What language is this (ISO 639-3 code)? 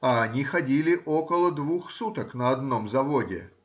rus